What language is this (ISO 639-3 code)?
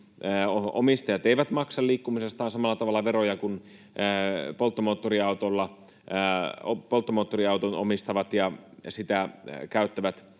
fin